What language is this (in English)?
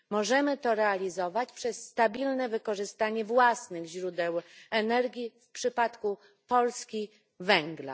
Polish